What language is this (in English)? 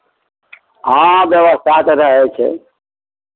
Maithili